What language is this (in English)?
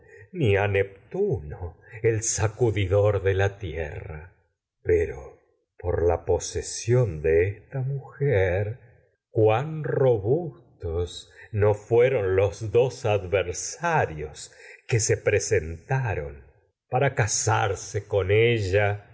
Spanish